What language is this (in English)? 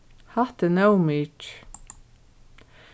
Faroese